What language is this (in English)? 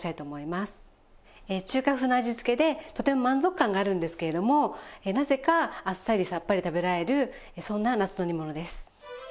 Japanese